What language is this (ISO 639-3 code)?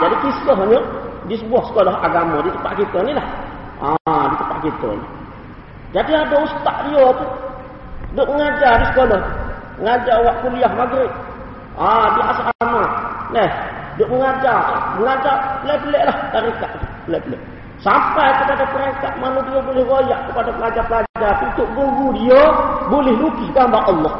msa